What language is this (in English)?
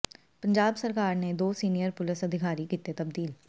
Punjabi